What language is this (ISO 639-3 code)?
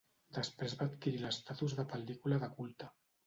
cat